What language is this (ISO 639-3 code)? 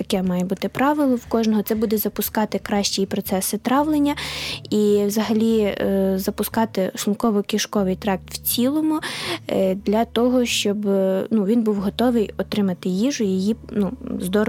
ukr